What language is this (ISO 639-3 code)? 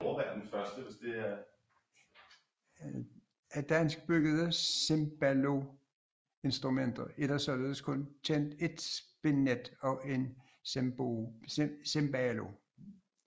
dan